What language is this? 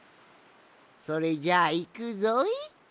Japanese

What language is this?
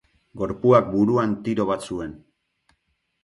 Basque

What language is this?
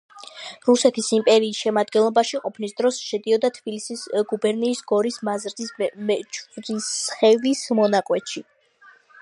Georgian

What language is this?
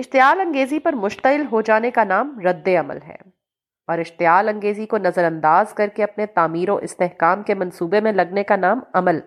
Urdu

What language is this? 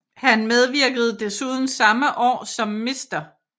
Danish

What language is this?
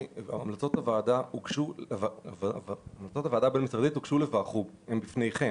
Hebrew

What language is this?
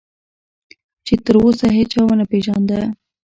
Pashto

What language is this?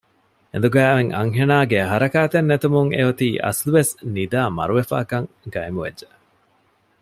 Divehi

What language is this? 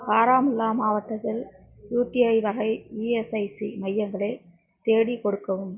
Tamil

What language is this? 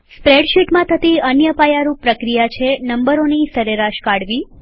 Gujarati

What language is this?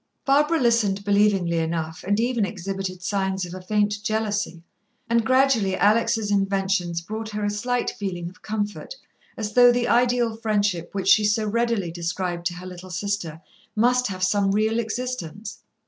English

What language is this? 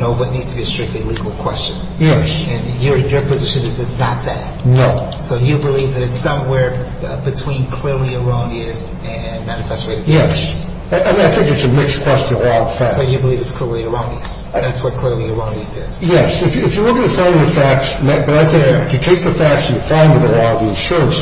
English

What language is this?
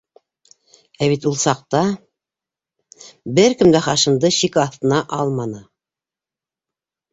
Bashkir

